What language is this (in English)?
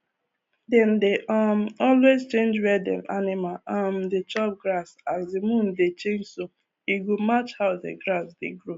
Nigerian Pidgin